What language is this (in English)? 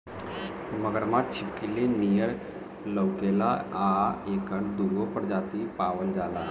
Bhojpuri